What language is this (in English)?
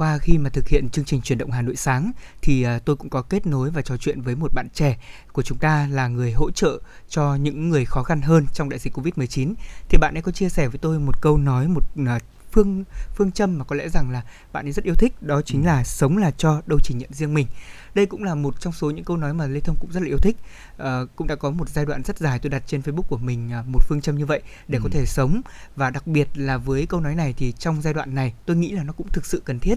Vietnamese